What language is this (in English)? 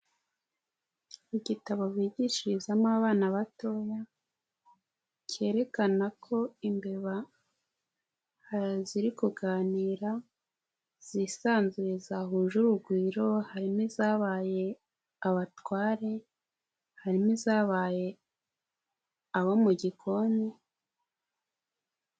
Kinyarwanda